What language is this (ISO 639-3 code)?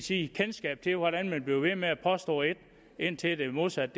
dan